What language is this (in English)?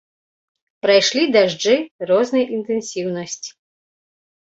Belarusian